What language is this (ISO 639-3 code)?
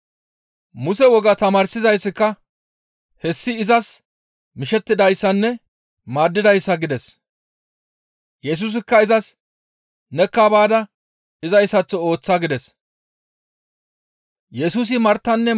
gmv